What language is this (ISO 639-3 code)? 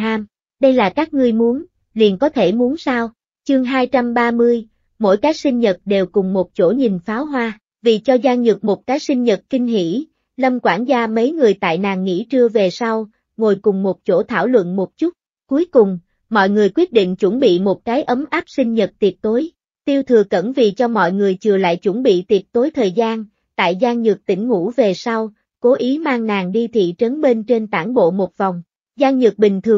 vie